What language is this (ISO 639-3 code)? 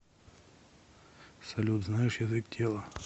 rus